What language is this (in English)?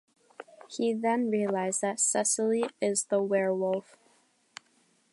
English